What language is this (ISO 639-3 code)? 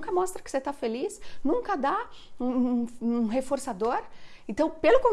por